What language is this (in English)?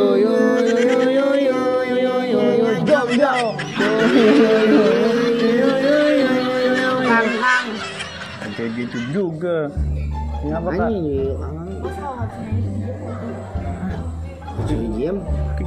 Indonesian